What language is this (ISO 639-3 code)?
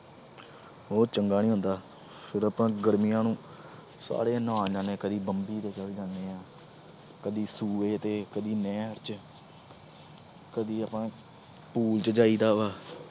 pan